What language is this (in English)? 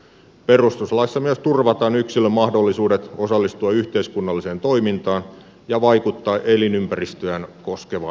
Finnish